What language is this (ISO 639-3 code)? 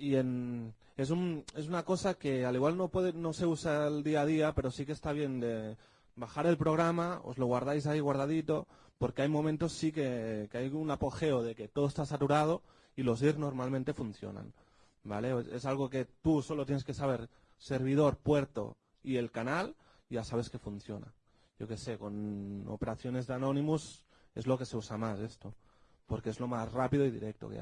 spa